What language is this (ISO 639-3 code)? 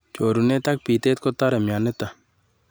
kln